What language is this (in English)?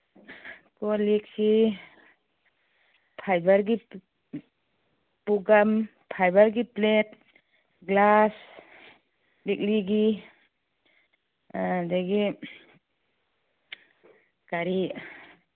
Manipuri